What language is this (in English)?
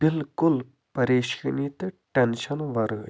Kashmiri